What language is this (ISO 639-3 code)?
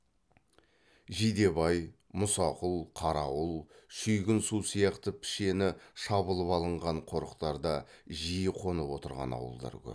kaz